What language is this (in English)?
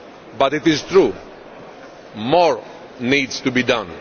English